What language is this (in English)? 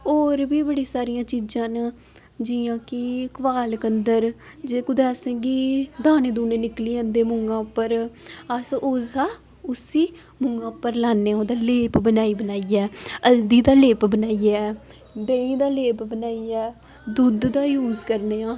Dogri